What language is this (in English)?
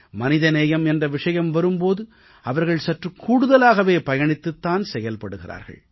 Tamil